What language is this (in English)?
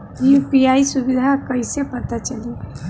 Bhojpuri